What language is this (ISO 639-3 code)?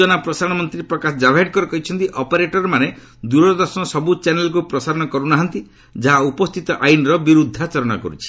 ori